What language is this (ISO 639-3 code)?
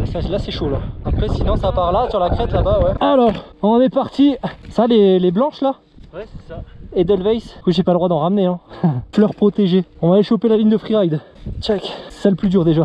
fra